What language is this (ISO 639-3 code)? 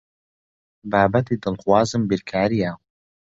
ckb